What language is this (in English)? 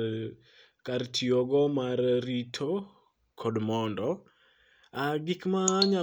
Luo (Kenya and Tanzania)